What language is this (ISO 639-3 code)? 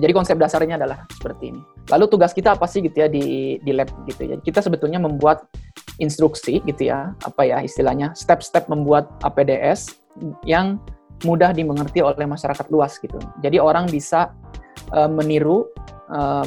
ind